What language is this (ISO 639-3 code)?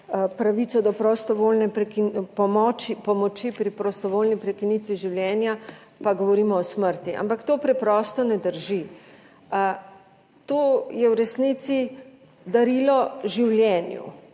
slv